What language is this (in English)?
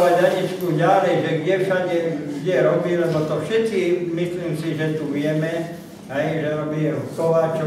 Slovak